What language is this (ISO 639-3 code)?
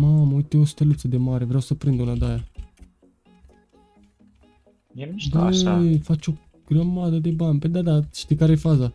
ron